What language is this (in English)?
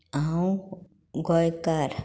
Konkani